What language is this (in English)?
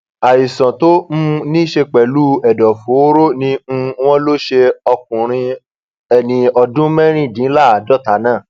Yoruba